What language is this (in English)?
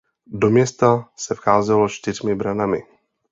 Czech